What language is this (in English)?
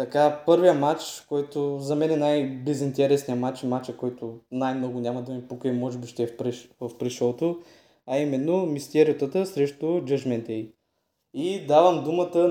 Bulgarian